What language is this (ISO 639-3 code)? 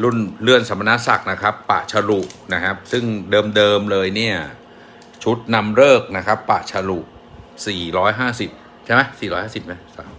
tha